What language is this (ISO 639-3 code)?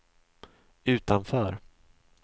swe